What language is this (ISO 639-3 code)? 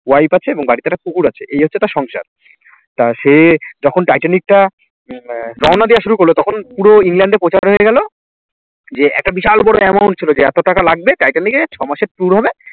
ben